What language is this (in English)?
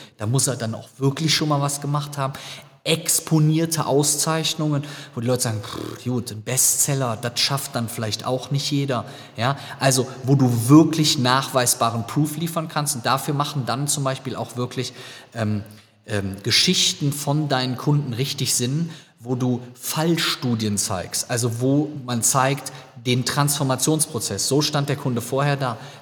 German